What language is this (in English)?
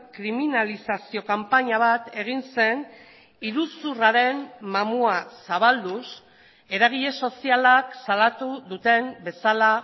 Basque